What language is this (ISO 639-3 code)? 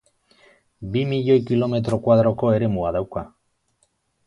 eus